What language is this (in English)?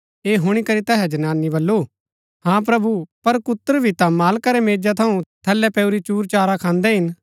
Gaddi